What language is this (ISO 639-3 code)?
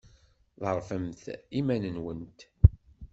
kab